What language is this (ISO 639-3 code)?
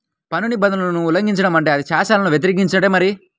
tel